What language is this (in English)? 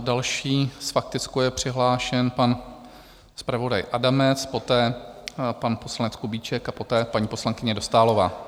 Czech